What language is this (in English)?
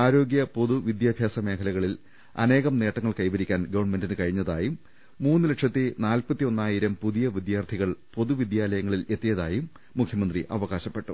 Malayalam